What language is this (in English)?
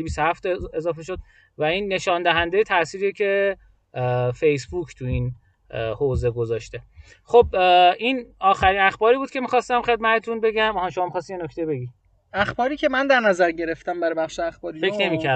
Persian